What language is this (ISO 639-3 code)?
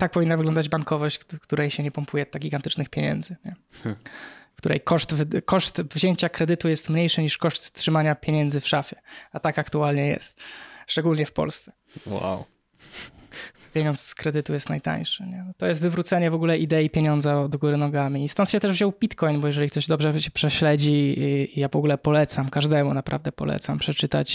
pol